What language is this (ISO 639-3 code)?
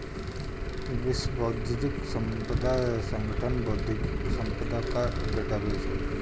hin